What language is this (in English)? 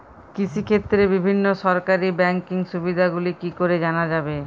Bangla